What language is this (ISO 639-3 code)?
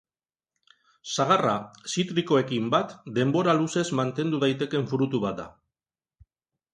eus